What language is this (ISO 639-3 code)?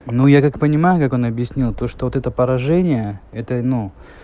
rus